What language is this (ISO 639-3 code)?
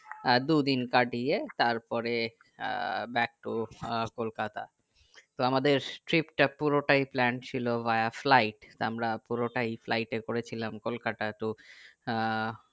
ben